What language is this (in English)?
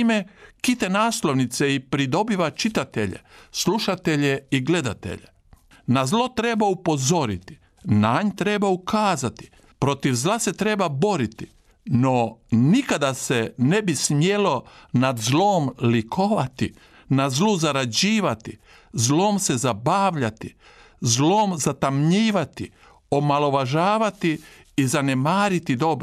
Croatian